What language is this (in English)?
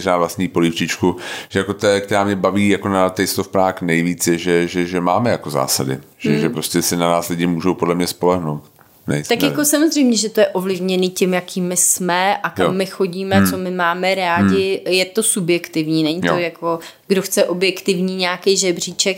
Czech